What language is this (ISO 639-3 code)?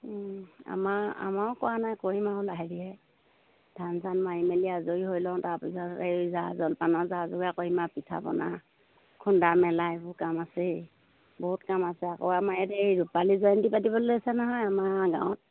asm